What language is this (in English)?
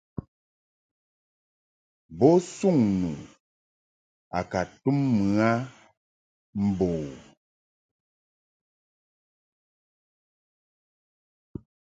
Mungaka